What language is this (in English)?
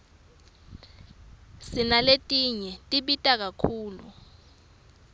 Swati